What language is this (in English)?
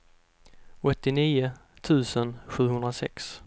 Swedish